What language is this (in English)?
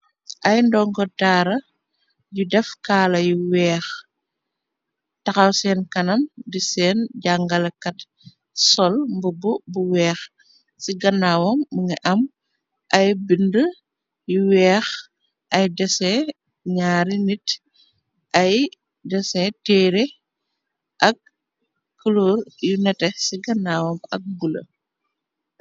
Wolof